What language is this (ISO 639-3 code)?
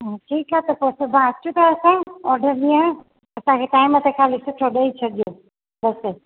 snd